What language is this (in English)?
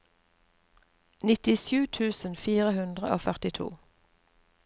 Norwegian